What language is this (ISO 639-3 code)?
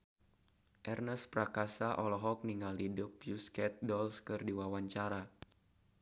sun